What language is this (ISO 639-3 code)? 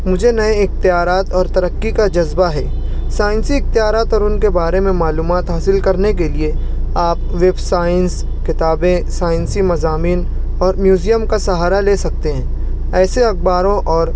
urd